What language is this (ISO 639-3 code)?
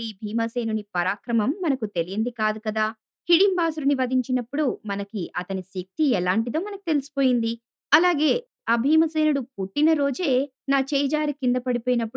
tel